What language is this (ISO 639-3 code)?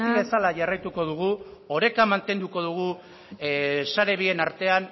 eus